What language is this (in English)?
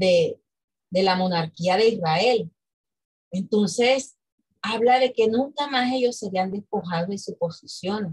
Spanish